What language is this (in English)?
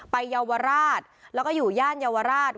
Thai